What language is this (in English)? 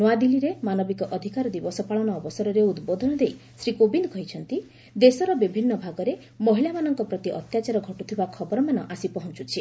Odia